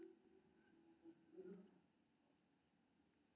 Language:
Maithili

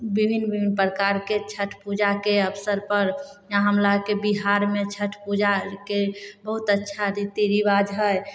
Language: Maithili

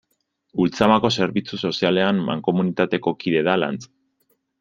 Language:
Basque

